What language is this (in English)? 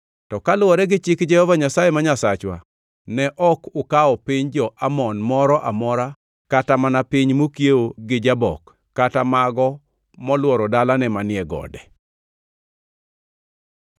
Luo (Kenya and Tanzania)